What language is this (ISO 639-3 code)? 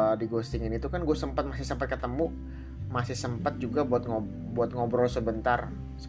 ind